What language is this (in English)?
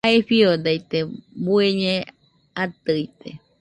Nüpode Huitoto